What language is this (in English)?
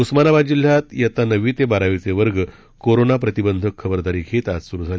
Marathi